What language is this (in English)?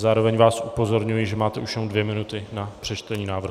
Czech